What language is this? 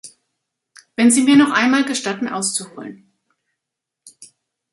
German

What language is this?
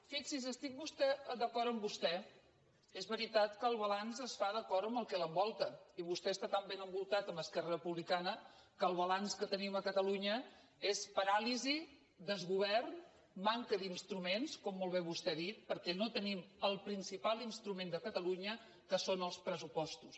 Catalan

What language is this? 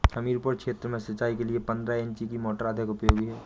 Hindi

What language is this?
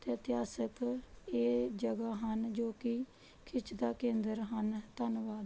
Punjabi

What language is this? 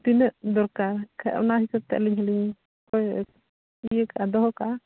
Santali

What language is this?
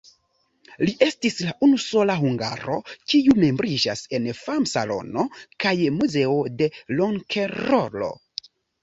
Esperanto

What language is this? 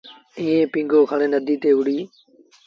Sindhi Bhil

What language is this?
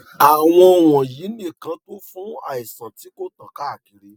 Yoruba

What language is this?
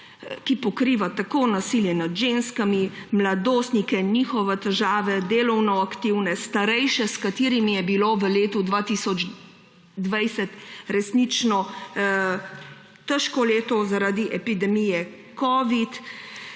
Slovenian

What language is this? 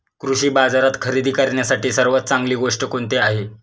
Marathi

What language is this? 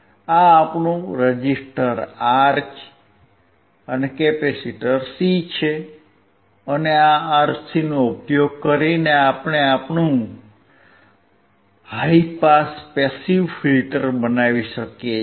Gujarati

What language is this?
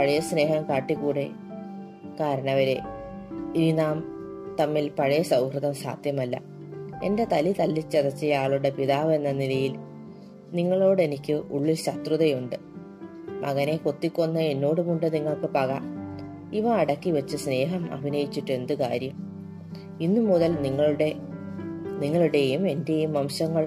Malayalam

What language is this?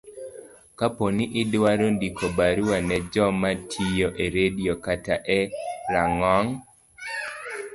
Luo (Kenya and Tanzania)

